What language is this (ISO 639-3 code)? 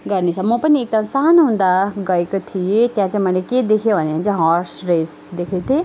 nep